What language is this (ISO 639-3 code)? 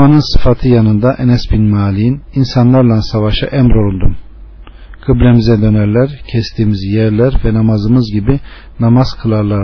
tur